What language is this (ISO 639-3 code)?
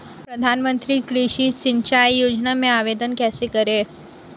hin